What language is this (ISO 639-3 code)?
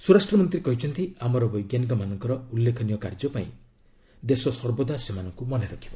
ori